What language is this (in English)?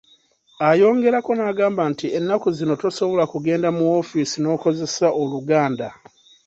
Ganda